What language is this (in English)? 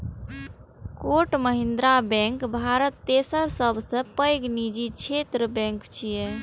Maithili